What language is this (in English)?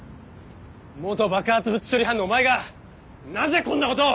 Japanese